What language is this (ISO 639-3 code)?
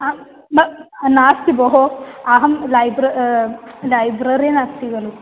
san